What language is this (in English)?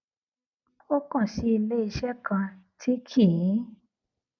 Yoruba